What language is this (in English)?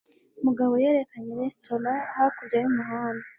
Kinyarwanda